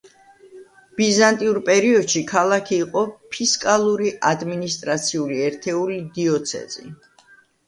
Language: Georgian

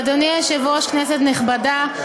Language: Hebrew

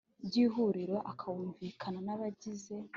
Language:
Kinyarwanda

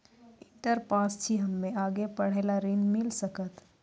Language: Maithili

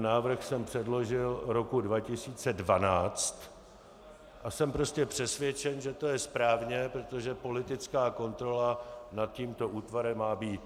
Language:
Czech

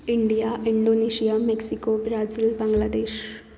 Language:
Konkani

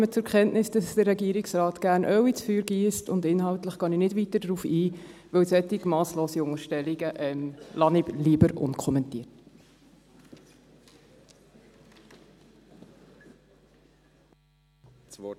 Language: Swiss German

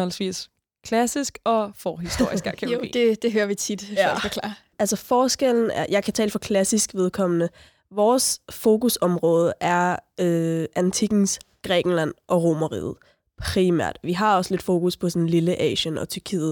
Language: Danish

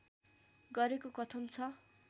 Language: Nepali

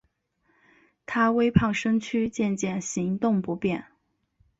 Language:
Chinese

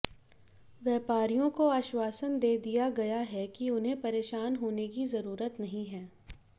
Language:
Hindi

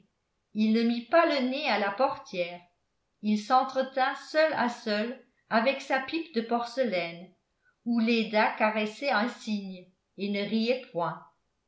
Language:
French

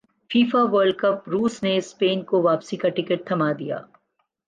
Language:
Urdu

